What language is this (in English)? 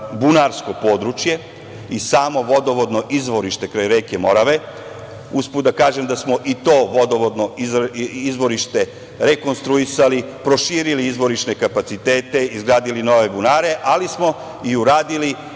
Serbian